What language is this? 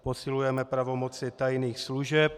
Czech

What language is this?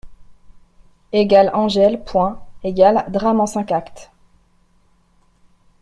French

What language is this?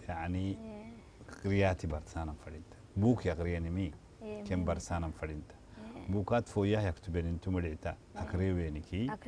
Arabic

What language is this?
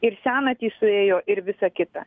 Lithuanian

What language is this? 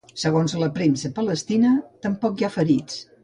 Catalan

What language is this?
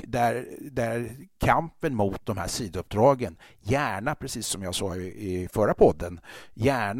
Swedish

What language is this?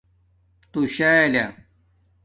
Domaaki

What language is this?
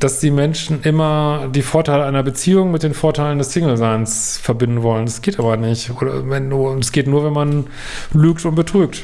German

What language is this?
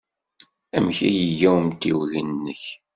Kabyle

